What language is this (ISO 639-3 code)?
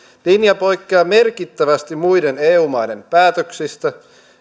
fin